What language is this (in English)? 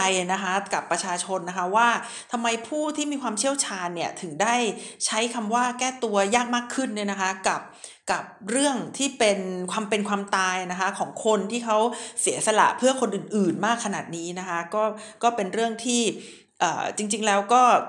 Thai